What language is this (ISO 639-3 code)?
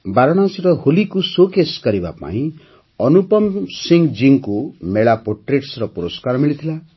ori